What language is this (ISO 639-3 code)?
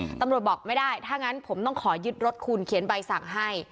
tha